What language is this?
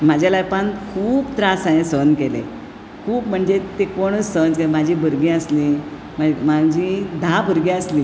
Konkani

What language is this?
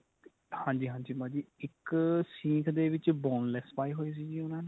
Punjabi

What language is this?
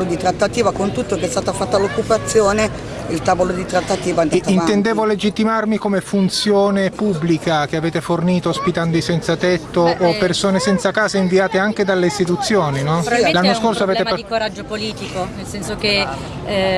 Italian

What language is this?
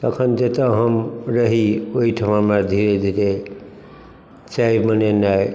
Maithili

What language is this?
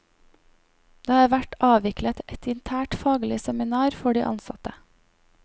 Norwegian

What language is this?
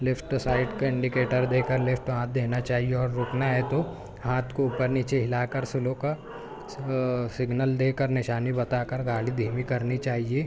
Urdu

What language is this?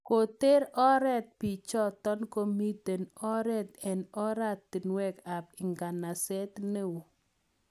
Kalenjin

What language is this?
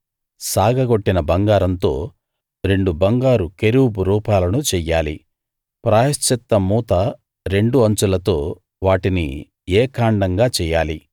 Telugu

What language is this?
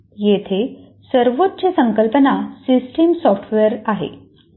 Marathi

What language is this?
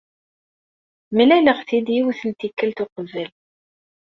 Kabyle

